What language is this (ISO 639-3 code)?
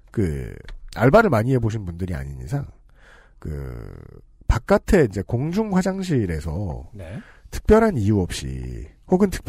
kor